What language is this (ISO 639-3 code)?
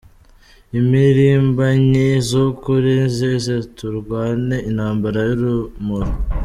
kin